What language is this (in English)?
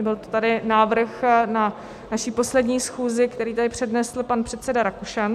Czech